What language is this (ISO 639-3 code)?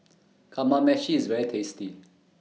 eng